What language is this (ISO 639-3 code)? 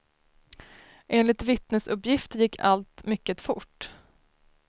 swe